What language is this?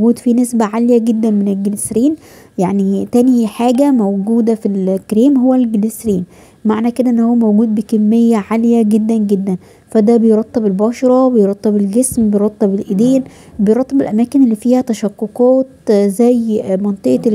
Arabic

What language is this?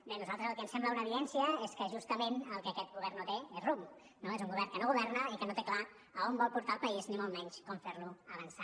Catalan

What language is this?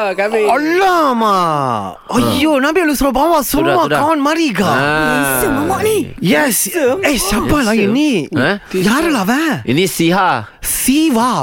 Malay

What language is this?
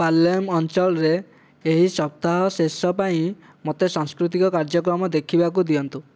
Odia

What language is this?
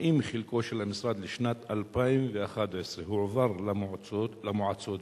Hebrew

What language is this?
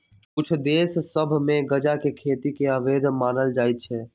Magahi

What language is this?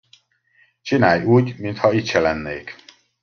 Hungarian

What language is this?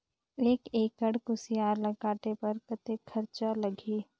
Chhattisgarhi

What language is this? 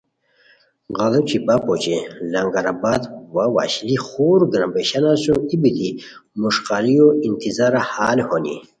Khowar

